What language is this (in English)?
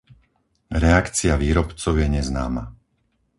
Slovak